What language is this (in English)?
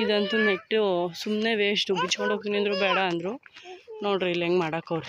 Arabic